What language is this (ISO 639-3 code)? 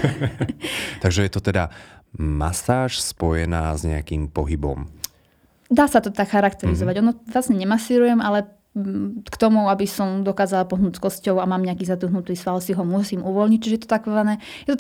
slk